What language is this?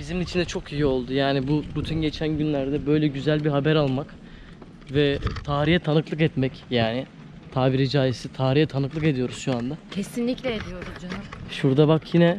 Turkish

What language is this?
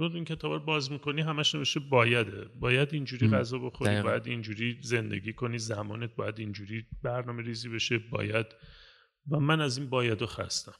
Persian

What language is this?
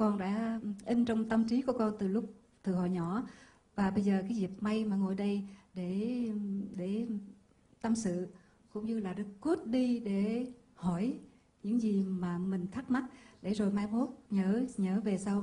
Vietnamese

